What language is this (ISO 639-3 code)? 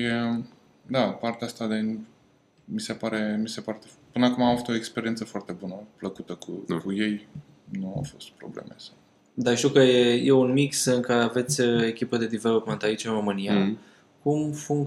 ron